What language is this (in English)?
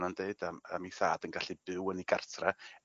Welsh